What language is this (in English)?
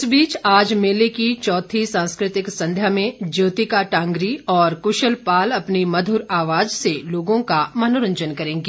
Hindi